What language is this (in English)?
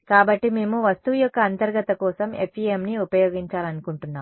Telugu